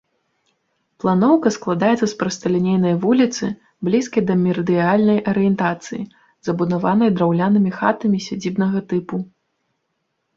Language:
Belarusian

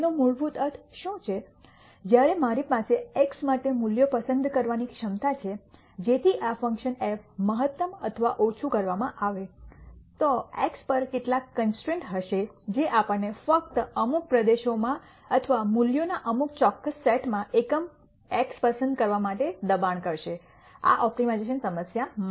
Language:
Gujarati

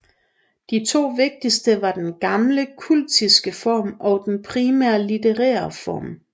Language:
Danish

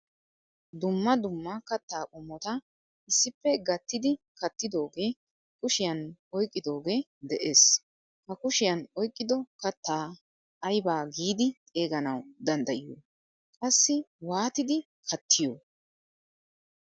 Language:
Wolaytta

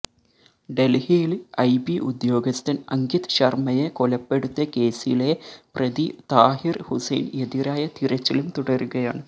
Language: Malayalam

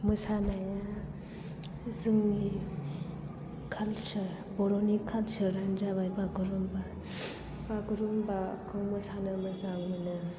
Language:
Bodo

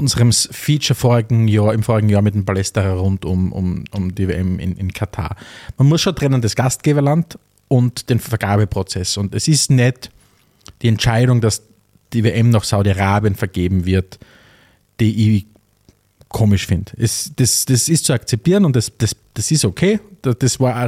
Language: German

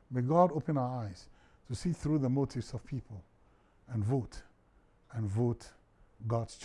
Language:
English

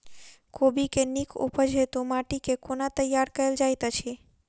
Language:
Maithili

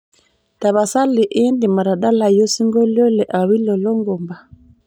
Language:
Masai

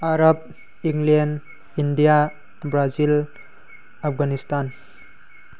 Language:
Manipuri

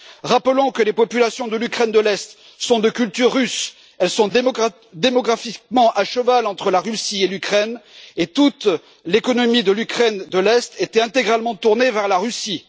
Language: French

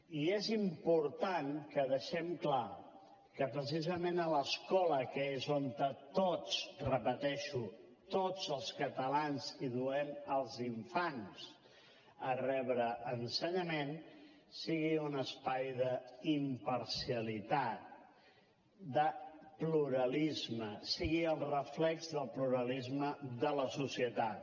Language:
Catalan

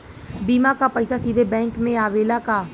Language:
Bhojpuri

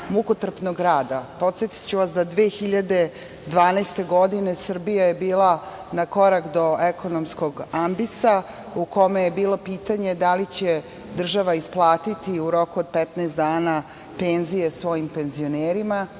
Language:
Serbian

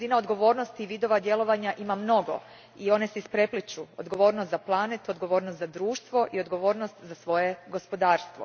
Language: Croatian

